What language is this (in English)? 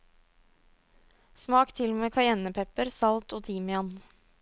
Norwegian